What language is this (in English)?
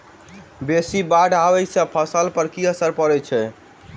Maithili